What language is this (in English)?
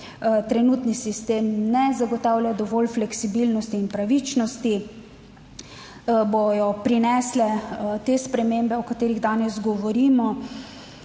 Slovenian